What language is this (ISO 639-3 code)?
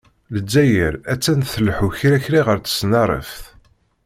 kab